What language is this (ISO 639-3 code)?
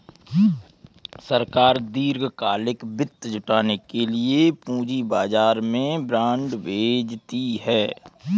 hin